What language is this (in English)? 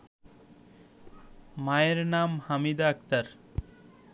Bangla